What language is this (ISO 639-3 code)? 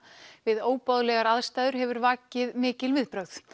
isl